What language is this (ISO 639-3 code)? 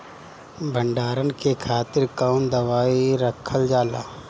bho